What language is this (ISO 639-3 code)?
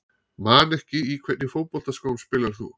isl